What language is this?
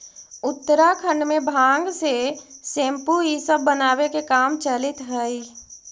Magahi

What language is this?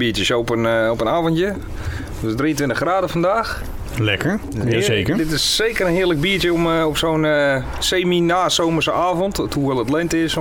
Dutch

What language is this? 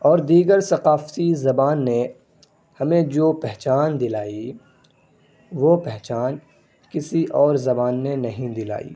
Urdu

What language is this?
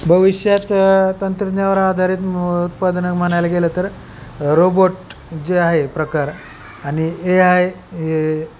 Marathi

